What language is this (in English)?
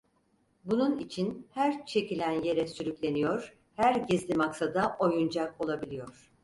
Turkish